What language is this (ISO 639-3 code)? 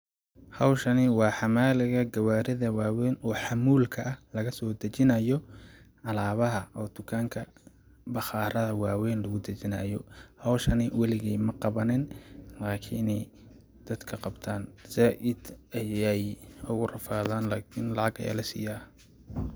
som